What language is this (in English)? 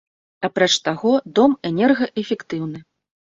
Belarusian